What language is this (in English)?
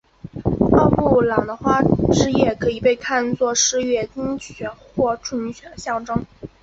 Chinese